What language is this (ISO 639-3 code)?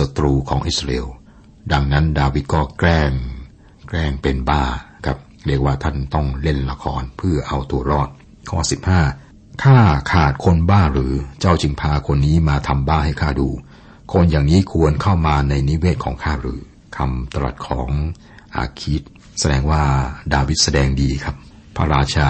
tha